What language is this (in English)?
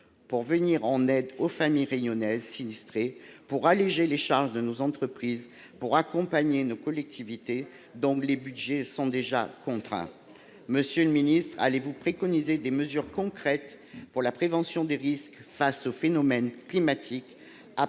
French